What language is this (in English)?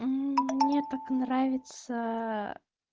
Russian